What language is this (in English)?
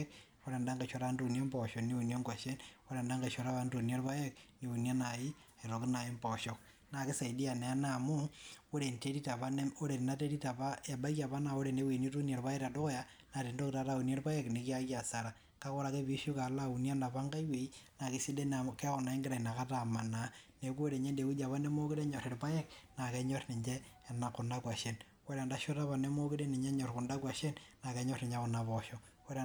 Masai